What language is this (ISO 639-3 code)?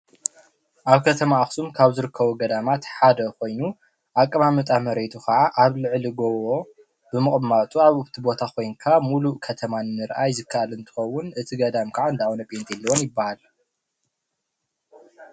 tir